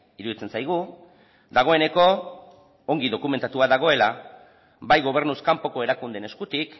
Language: Basque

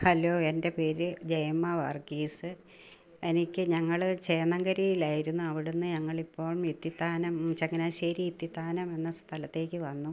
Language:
Malayalam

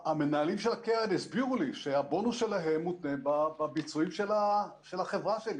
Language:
Hebrew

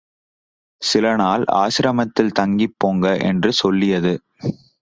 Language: Tamil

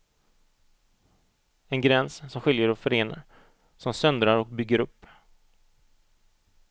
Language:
Swedish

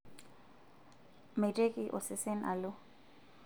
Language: Masai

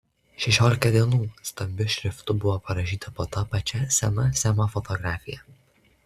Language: Lithuanian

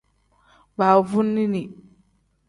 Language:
Tem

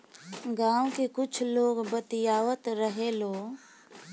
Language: Bhojpuri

